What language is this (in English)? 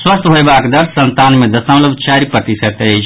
Maithili